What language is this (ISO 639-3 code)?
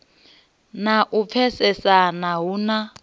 ven